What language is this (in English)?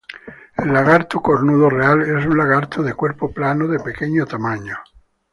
Spanish